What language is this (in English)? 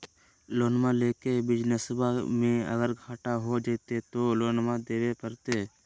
Magahi